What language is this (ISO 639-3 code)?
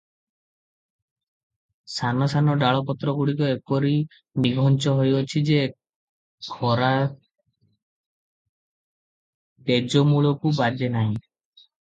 ori